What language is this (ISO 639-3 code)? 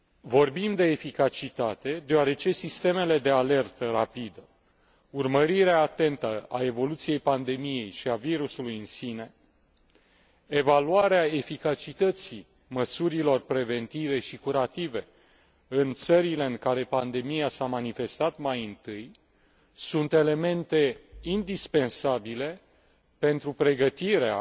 ron